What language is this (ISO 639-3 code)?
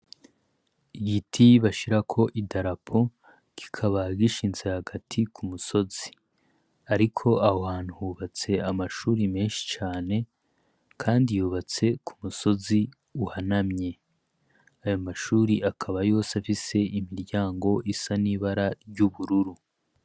run